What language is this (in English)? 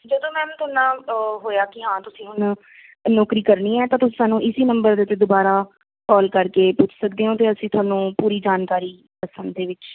Punjabi